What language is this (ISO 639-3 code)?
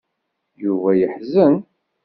kab